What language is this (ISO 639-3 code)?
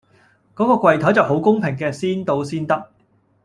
yue